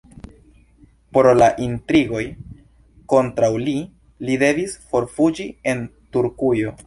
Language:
Esperanto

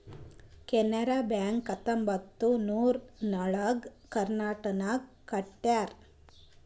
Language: Kannada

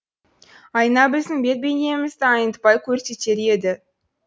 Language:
Kazakh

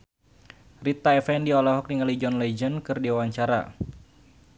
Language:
Sundanese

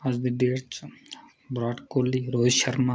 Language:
Dogri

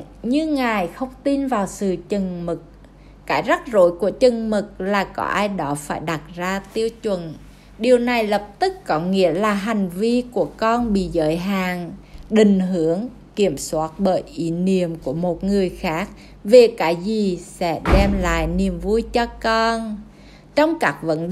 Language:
Vietnamese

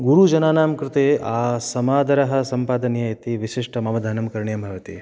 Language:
Sanskrit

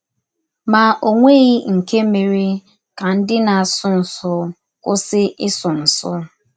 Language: Igbo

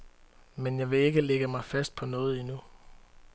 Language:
Danish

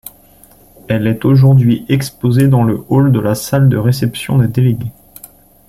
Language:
French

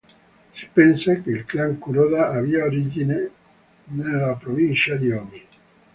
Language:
Italian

